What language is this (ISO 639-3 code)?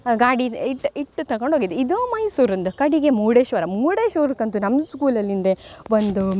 kan